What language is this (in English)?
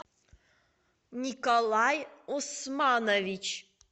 Russian